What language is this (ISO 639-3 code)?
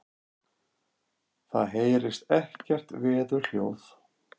isl